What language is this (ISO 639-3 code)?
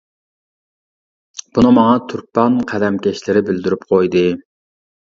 uig